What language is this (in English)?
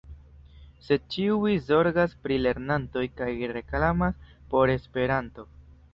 Esperanto